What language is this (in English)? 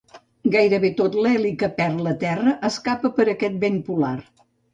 Catalan